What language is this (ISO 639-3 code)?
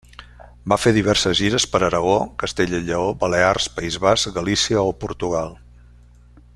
cat